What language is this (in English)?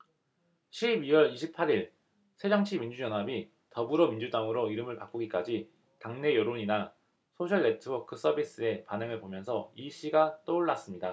Korean